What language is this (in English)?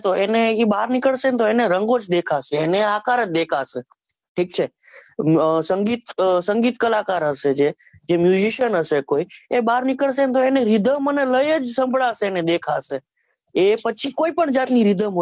Gujarati